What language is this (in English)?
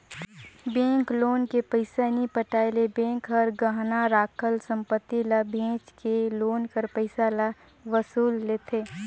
Chhattisgarhi